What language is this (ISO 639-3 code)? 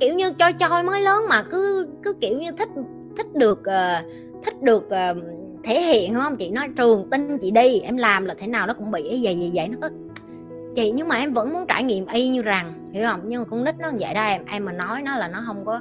vie